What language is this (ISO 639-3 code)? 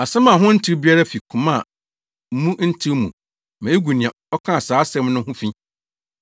aka